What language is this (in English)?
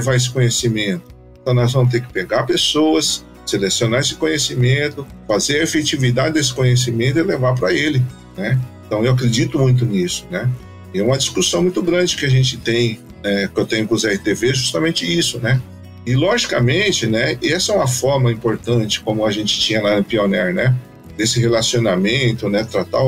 Portuguese